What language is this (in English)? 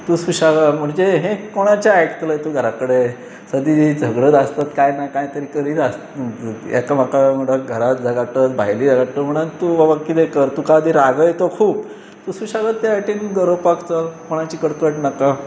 Konkani